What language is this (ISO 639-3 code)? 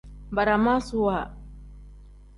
kdh